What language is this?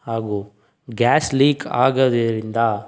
Kannada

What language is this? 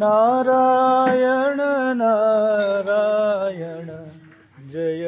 Hindi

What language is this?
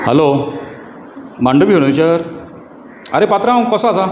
Konkani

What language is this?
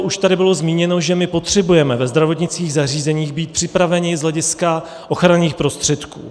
Czech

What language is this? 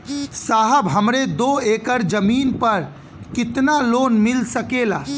Bhojpuri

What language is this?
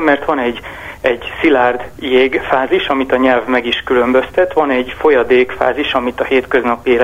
Hungarian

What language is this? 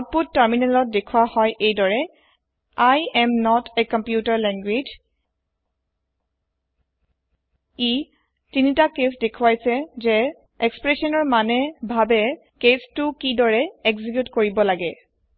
Assamese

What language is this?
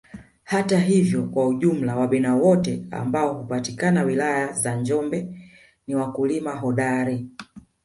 Swahili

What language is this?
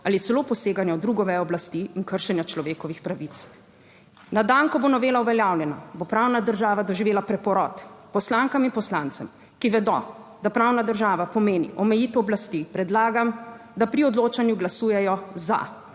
Slovenian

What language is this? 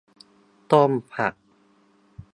Thai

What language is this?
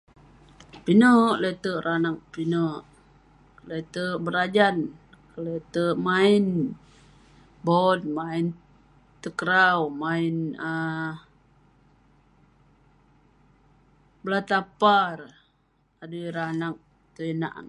Western Penan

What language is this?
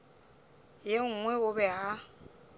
Northern Sotho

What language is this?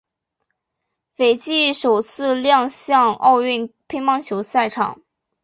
Chinese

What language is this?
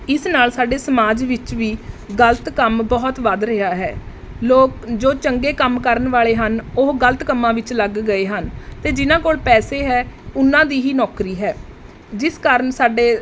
Punjabi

